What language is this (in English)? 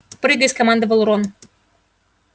Russian